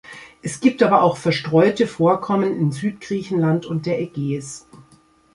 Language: German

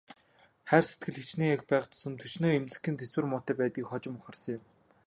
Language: Mongolian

